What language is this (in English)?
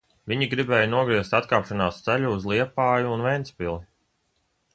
Latvian